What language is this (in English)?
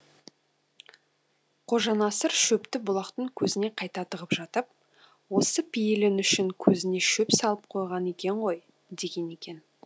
Kazakh